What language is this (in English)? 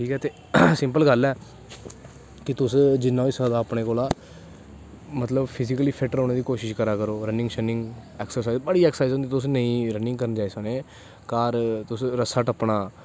Dogri